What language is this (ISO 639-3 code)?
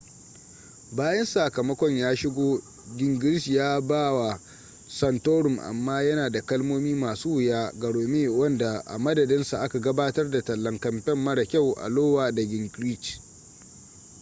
hau